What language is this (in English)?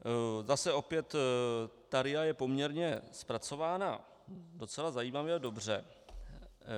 Czech